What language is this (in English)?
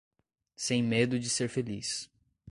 Portuguese